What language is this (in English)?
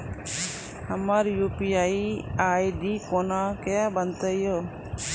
Maithili